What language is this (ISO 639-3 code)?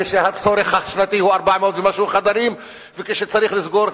heb